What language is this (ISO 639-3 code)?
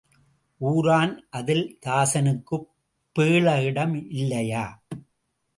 tam